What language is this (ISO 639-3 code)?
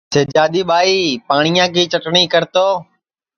ssi